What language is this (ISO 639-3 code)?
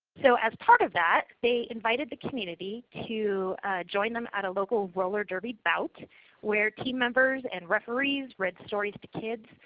eng